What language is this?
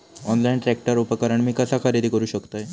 Marathi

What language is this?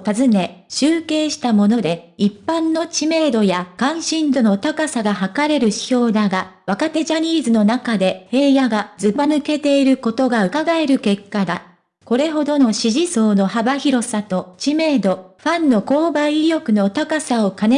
Japanese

